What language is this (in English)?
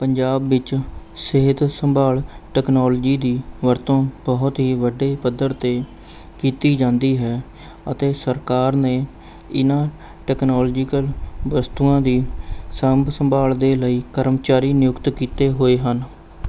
Punjabi